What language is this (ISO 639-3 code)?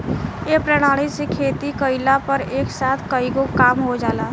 bho